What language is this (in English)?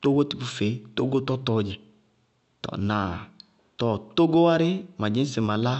Bago-Kusuntu